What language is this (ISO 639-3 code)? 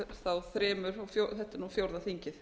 isl